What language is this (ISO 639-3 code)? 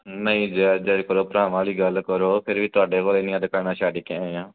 pan